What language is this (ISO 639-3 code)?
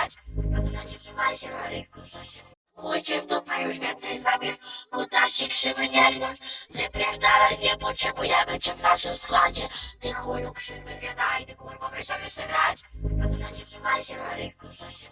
pol